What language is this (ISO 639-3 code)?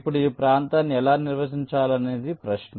tel